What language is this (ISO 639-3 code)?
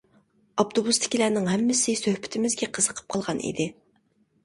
uig